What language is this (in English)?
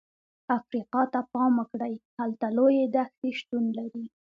Pashto